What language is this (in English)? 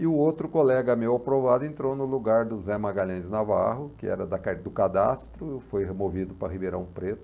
Portuguese